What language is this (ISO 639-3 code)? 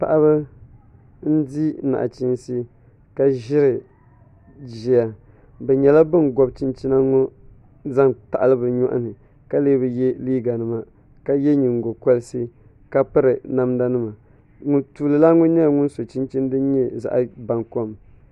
dag